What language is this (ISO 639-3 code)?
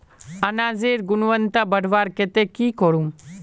mag